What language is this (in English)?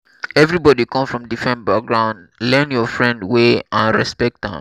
Nigerian Pidgin